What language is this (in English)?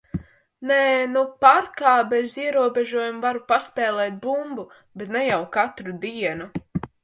Latvian